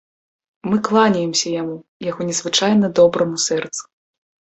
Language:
Belarusian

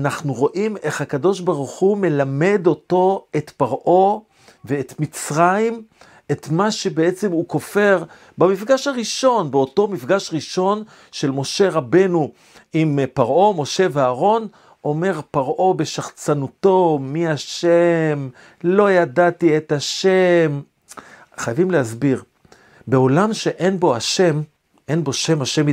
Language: Hebrew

